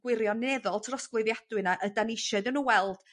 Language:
Welsh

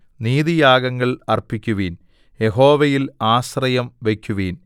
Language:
Malayalam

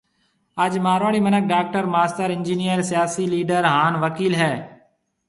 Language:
Marwari (Pakistan)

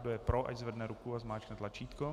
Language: Czech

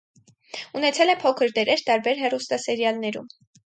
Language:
Armenian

